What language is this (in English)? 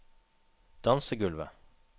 Norwegian